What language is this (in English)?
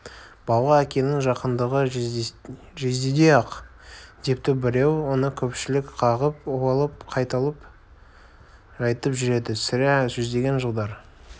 Kazakh